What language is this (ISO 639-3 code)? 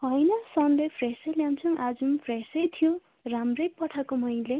nep